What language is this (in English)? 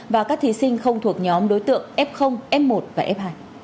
Vietnamese